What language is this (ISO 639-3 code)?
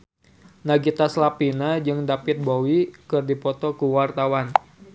sun